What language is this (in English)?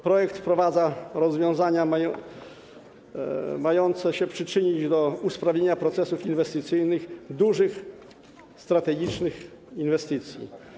Polish